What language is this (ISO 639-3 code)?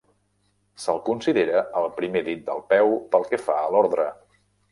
cat